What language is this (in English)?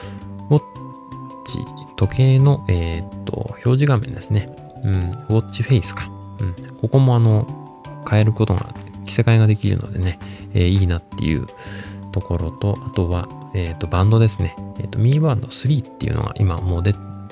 Japanese